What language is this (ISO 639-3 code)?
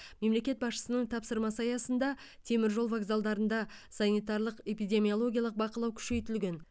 kaz